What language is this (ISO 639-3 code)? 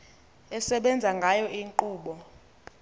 xho